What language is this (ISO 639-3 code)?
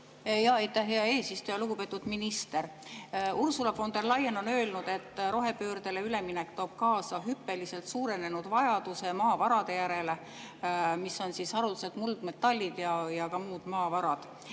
est